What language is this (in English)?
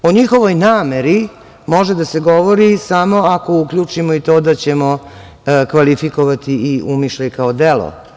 Serbian